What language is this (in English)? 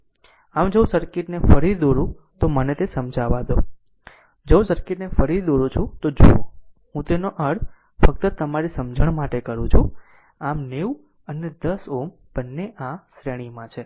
Gujarati